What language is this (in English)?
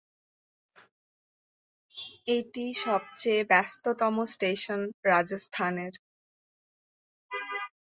Bangla